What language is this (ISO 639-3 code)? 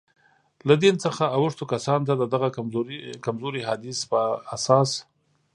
pus